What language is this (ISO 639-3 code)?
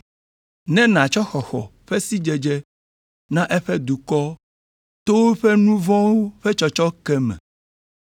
ewe